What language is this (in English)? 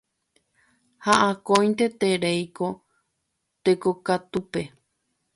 Guarani